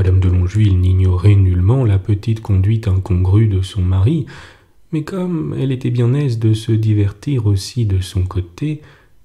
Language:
French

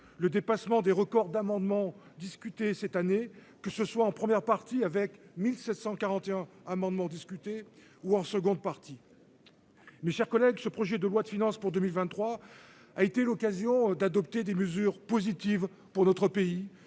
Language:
French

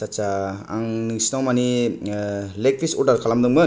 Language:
Bodo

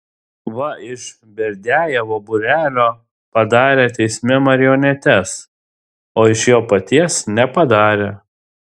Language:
Lithuanian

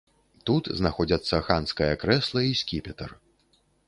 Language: Belarusian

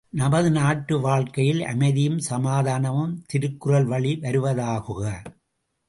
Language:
Tamil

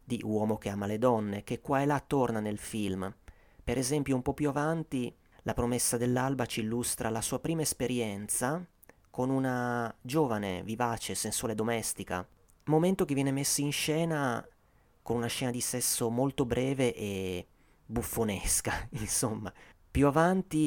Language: Italian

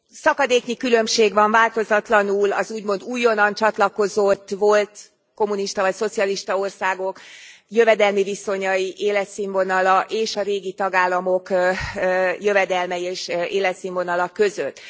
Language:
Hungarian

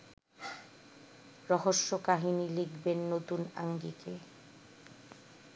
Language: Bangla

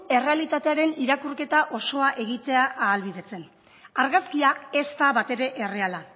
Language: Basque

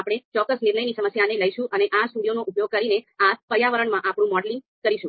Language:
Gujarati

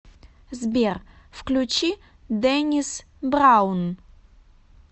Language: Russian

